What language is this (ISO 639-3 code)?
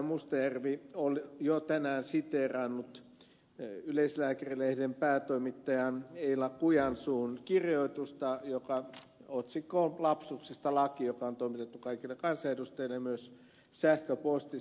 fin